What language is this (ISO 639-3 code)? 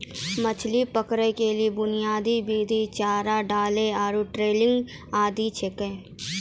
mai